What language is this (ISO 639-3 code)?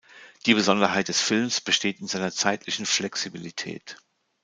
deu